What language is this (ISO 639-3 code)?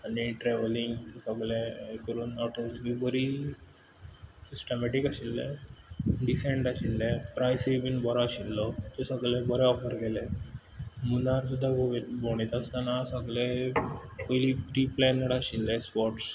kok